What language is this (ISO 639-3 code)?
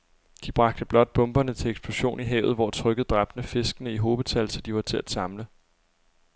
dan